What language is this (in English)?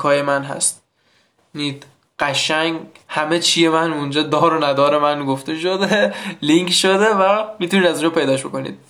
Persian